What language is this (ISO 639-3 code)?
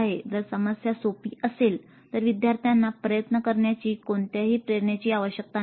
mar